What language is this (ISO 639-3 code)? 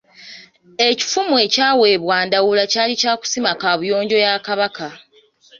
lug